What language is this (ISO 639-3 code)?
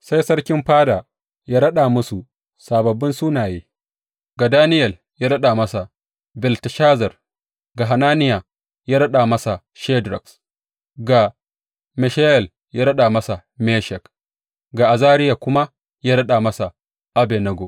hau